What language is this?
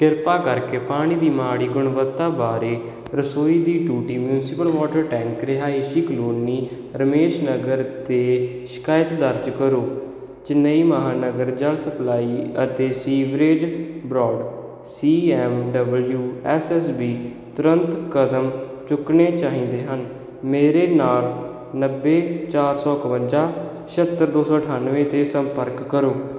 Punjabi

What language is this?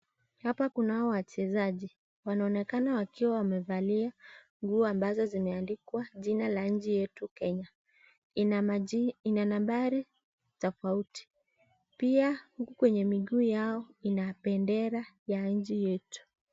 Swahili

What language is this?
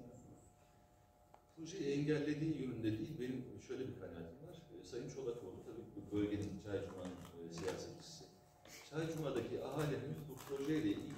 Turkish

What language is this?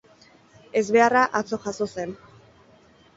Basque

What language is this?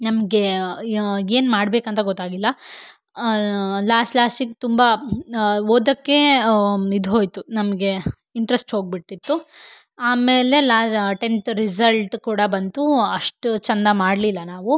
Kannada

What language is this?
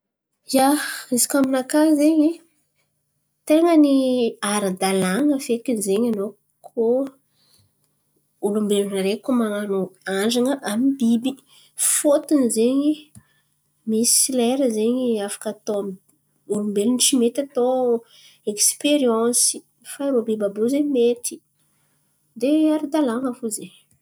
Antankarana Malagasy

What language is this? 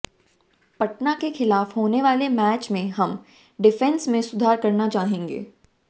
Hindi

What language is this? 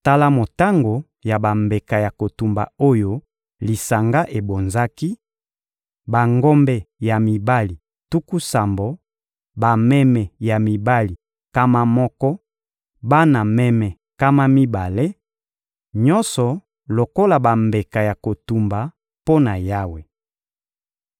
Lingala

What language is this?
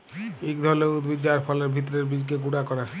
Bangla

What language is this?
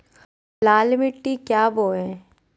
Magahi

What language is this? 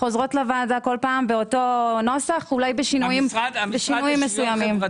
Hebrew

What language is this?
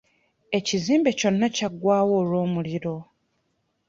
Ganda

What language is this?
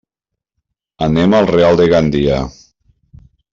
Catalan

